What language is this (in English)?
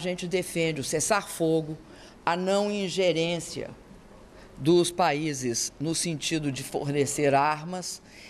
Portuguese